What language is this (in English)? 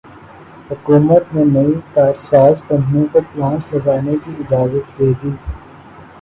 Urdu